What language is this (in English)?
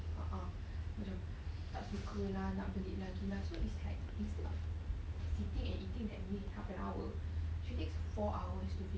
English